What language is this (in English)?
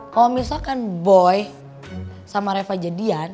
Indonesian